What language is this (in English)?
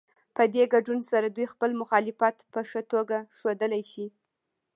Pashto